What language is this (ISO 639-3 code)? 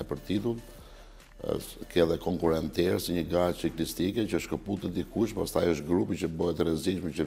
por